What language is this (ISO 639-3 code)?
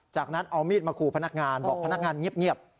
tha